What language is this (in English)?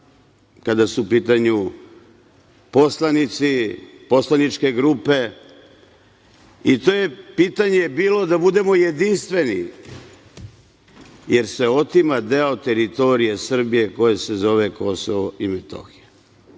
Serbian